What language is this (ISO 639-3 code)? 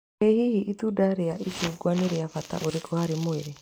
kik